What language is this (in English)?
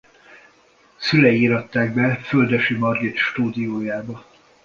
Hungarian